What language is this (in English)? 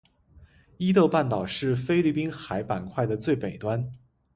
Chinese